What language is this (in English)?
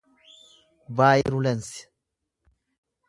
Oromo